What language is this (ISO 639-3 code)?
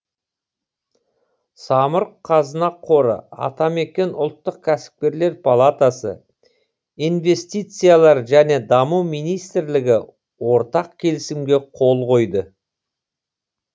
kaz